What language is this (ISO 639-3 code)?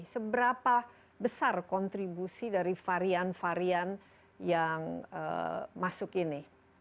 ind